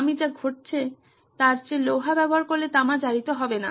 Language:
Bangla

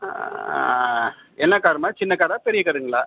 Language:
Tamil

